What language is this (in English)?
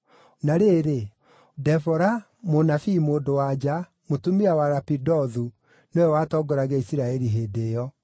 Kikuyu